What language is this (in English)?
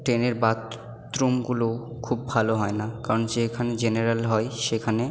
Bangla